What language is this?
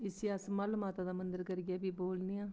Dogri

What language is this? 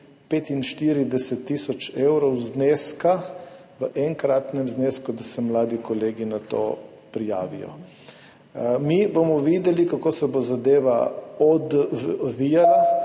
Slovenian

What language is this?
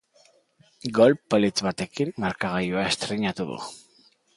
Basque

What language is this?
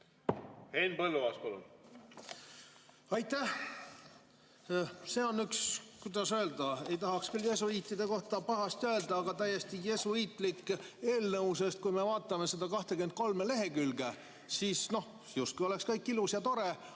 Estonian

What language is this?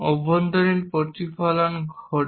Bangla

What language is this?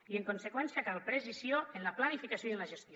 Catalan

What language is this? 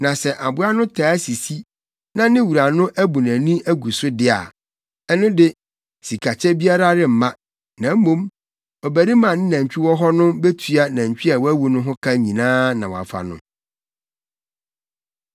Akan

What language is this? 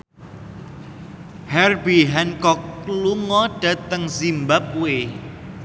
Javanese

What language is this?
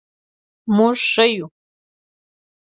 Pashto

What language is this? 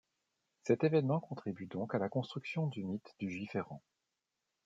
French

